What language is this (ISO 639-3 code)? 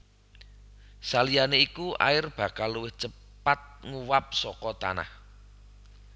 jav